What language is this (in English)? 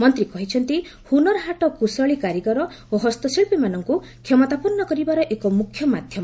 Odia